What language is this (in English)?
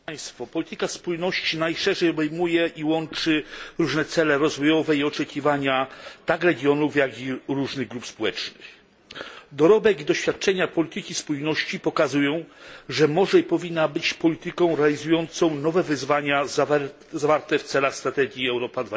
Polish